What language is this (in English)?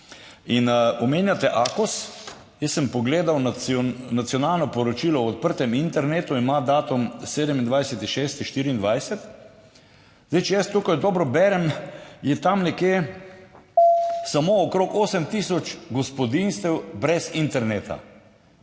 Slovenian